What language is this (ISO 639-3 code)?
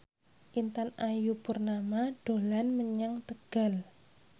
jav